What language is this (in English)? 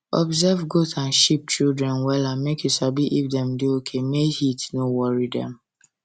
Nigerian Pidgin